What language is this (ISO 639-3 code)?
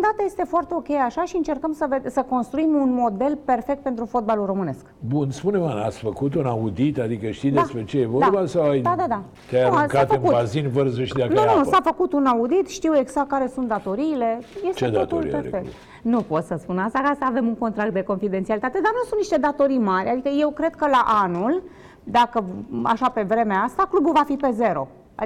ron